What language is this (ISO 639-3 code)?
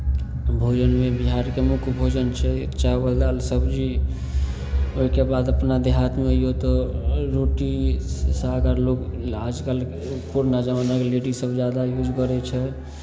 mai